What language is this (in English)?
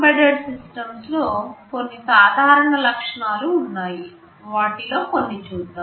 Telugu